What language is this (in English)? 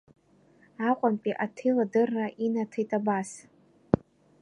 Abkhazian